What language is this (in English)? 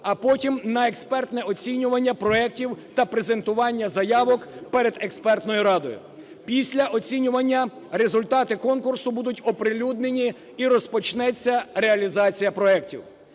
Ukrainian